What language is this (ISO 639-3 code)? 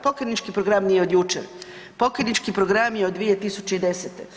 hrv